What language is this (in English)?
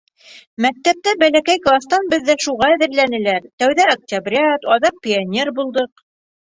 Bashkir